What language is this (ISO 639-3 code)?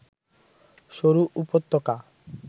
ben